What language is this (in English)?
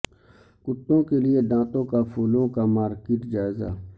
Urdu